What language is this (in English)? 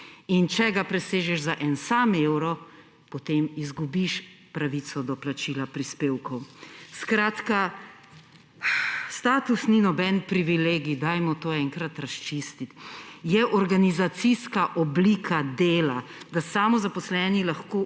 Slovenian